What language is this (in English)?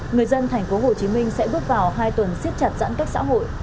Vietnamese